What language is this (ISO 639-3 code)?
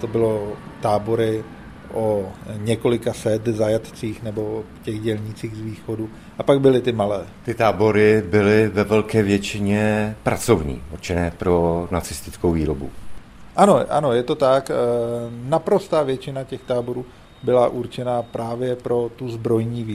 ces